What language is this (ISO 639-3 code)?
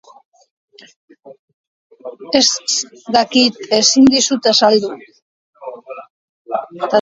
eus